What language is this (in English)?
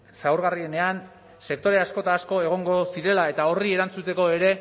Basque